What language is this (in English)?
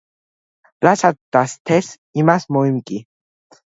Georgian